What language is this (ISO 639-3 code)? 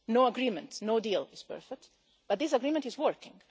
eng